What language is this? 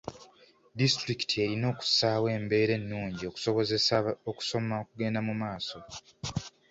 Ganda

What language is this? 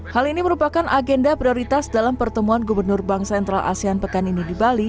Indonesian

